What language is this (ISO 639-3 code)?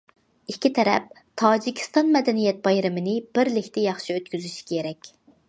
uig